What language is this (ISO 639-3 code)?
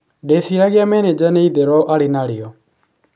kik